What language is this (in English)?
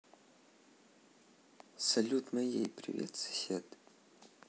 Russian